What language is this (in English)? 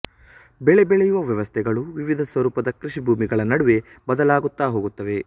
Kannada